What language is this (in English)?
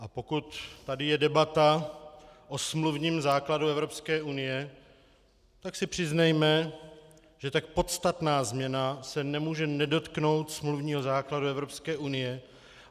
Czech